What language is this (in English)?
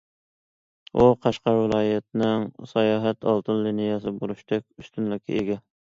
Uyghur